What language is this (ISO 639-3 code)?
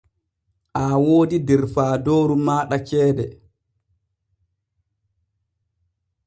fue